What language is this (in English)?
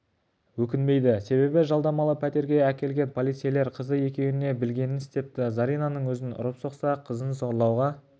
Kazakh